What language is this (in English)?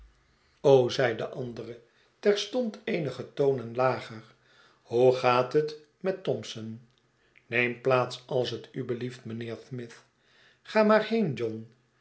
Dutch